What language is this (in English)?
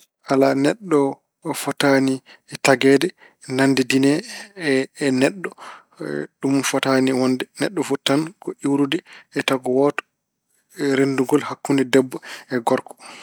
Fula